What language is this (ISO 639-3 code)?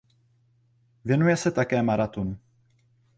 ces